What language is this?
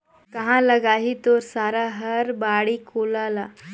Chhattisgarhi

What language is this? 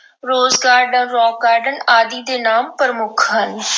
Punjabi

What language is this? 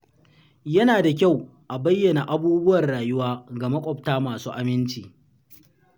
Hausa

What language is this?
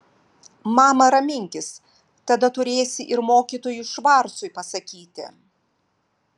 Lithuanian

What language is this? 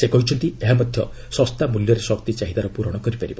Odia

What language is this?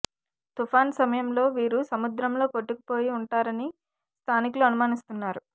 Telugu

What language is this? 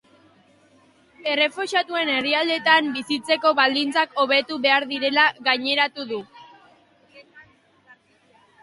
Basque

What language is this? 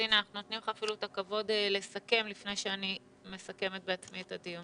Hebrew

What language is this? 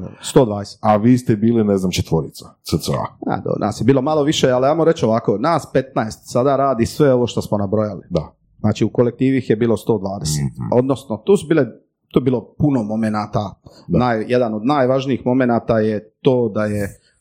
Croatian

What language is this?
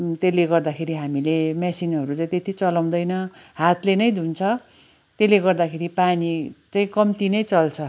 Nepali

